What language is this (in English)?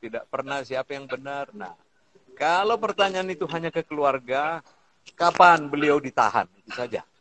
Indonesian